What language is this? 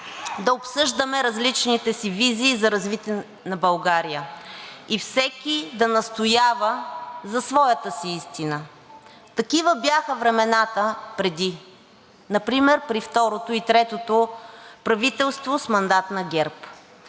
Bulgarian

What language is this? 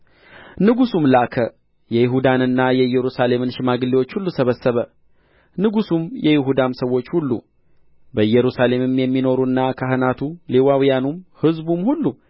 Amharic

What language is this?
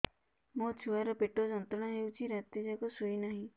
Odia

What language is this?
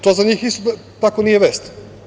Serbian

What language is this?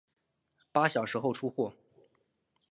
Chinese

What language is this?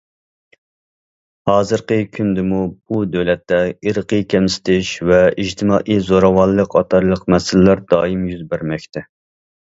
Uyghur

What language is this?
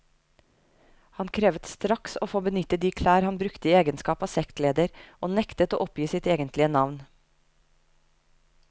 Norwegian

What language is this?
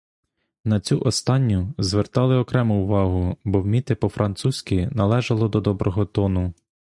Ukrainian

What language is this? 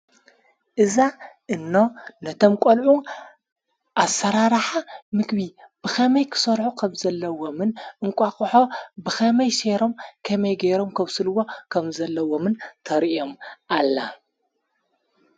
Tigrinya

